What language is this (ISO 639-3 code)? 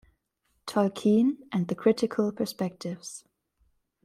deu